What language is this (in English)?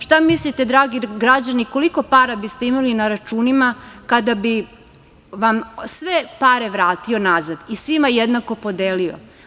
Serbian